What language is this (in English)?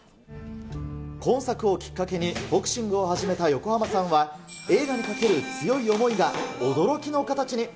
Japanese